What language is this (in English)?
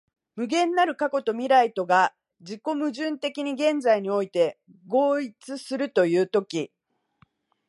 Japanese